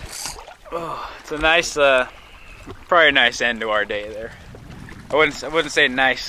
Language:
English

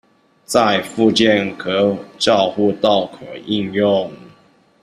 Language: Chinese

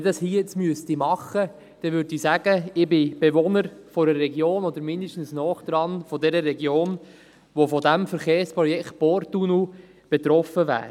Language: Swiss German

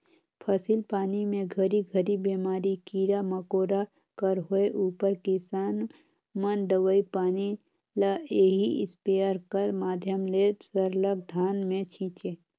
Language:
Chhattisgarhi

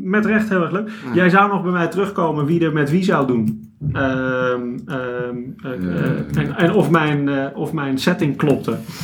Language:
Dutch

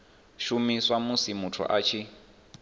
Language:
Venda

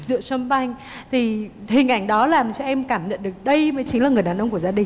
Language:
Vietnamese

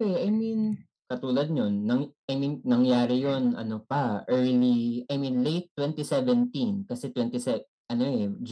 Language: Filipino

